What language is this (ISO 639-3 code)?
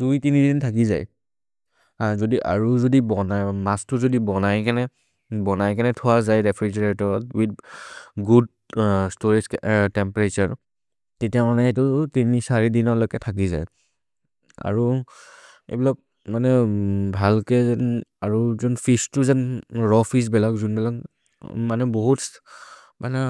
mrr